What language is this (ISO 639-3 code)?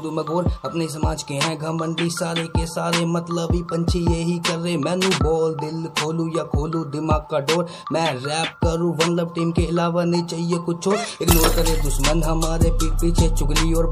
hin